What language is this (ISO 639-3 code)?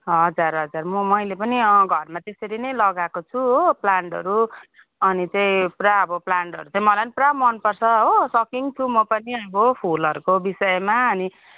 nep